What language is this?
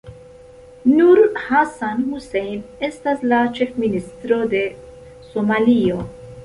Esperanto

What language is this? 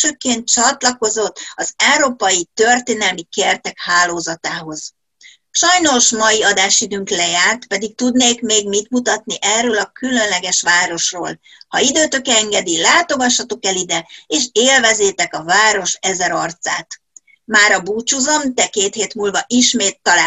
Hungarian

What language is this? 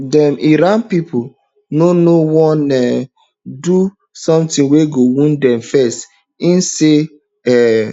Nigerian Pidgin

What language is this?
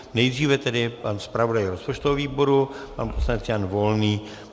Czech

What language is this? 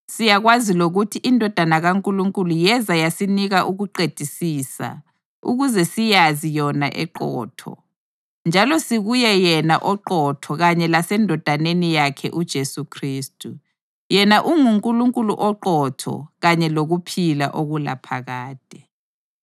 North Ndebele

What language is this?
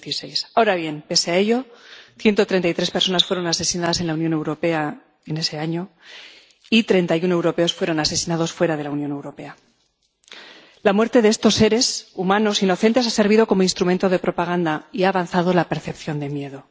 Spanish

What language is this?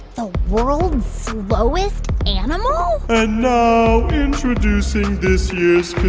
English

